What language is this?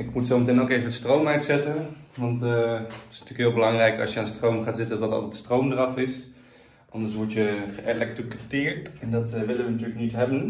Dutch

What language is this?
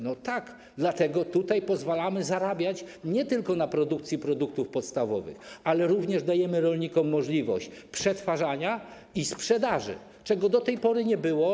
Polish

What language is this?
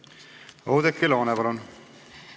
Estonian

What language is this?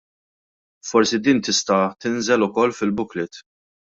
Maltese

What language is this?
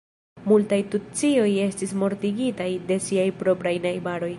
Esperanto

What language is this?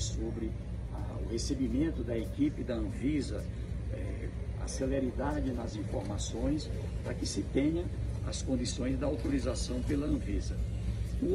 Portuguese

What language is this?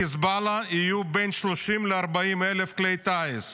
Hebrew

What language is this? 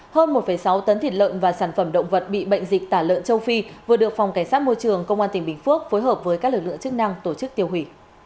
Vietnamese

